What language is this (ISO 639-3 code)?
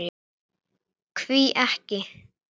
isl